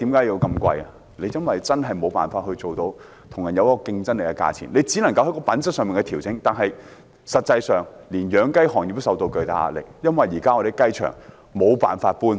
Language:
Cantonese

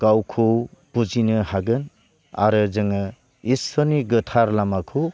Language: Bodo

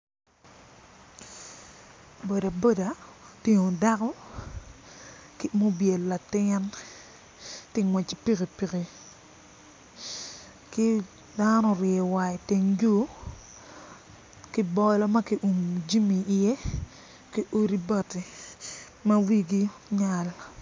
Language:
Acoli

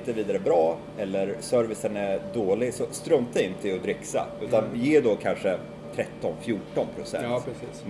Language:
Swedish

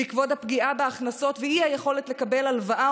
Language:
Hebrew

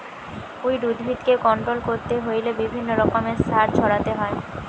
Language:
Bangla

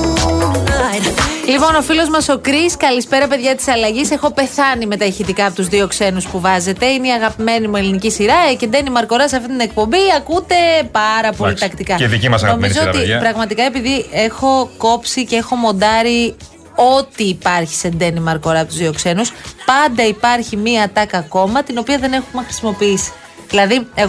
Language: Greek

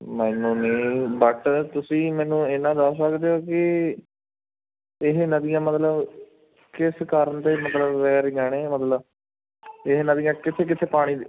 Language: Punjabi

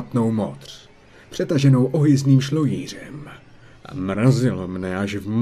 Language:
Czech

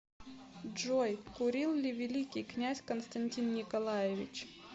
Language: Russian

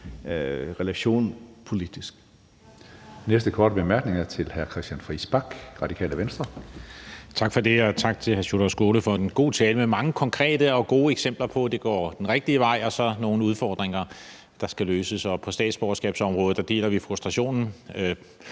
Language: Danish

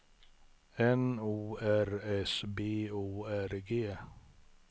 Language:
Swedish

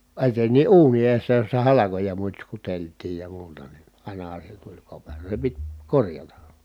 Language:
Finnish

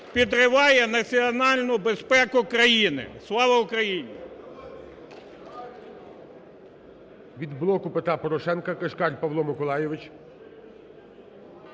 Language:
Ukrainian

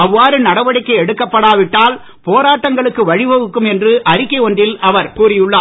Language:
Tamil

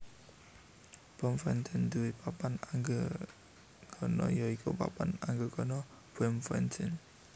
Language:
Javanese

